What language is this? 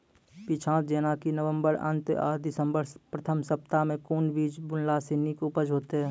Maithili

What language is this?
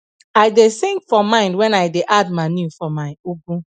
Nigerian Pidgin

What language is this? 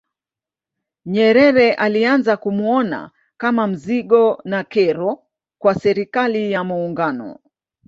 Swahili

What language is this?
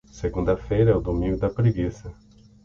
Portuguese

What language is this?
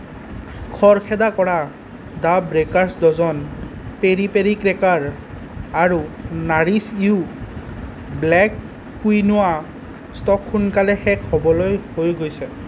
Assamese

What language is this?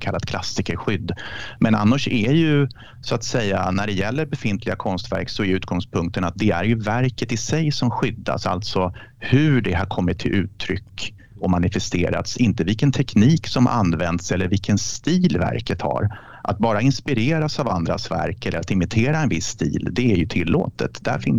Swedish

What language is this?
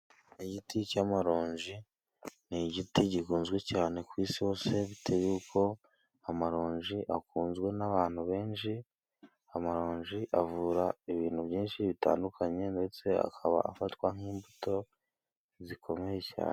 Kinyarwanda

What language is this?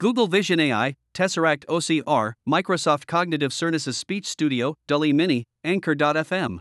Bulgarian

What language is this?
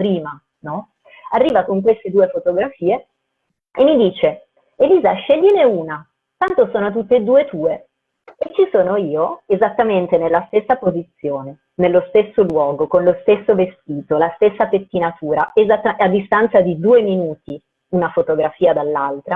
Italian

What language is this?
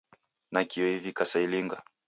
Taita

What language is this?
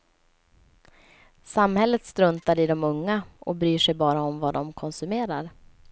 Swedish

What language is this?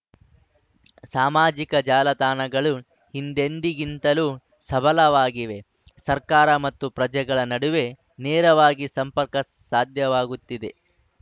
Kannada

